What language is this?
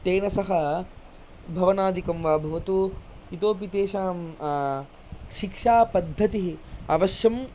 Sanskrit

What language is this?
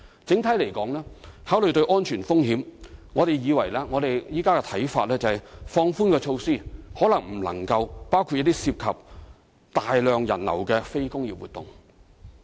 Cantonese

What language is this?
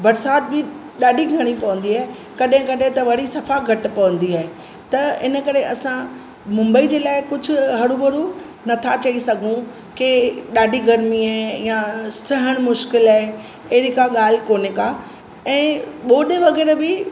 Sindhi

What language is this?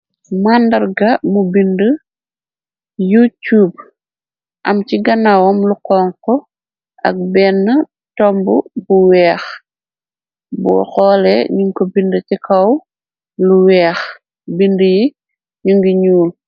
Wolof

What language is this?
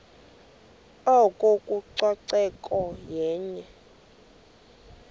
Xhosa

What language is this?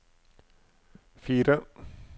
Norwegian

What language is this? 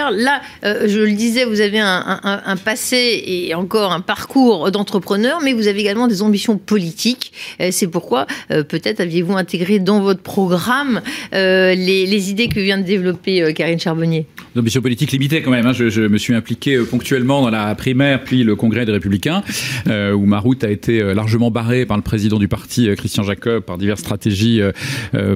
French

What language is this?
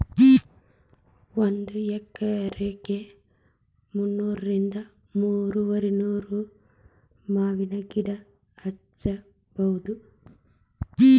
Kannada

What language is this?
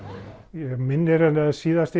Icelandic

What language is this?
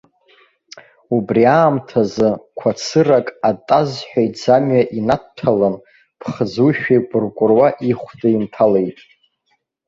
Abkhazian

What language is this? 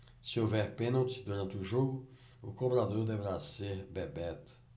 Portuguese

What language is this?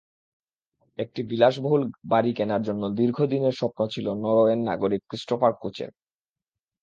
Bangla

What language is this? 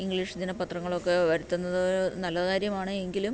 Malayalam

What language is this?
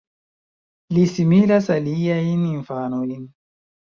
Esperanto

